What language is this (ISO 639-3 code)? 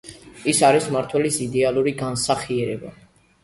kat